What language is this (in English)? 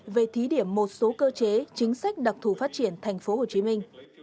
Vietnamese